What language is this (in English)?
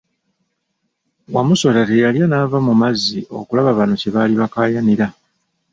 Ganda